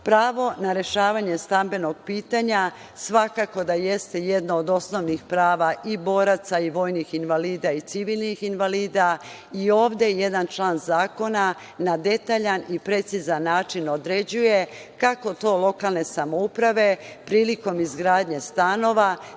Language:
Serbian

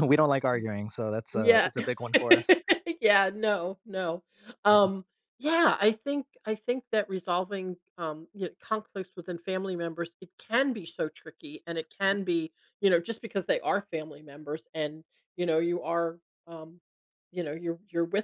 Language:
English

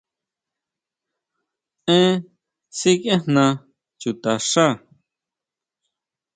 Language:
Huautla Mazatec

